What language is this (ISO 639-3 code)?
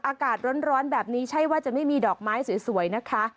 tha